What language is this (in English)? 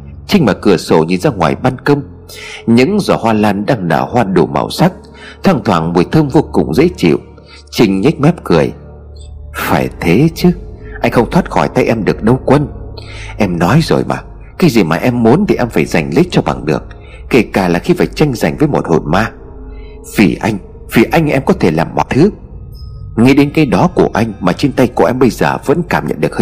Vietnamese